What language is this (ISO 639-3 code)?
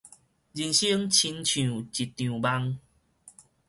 nan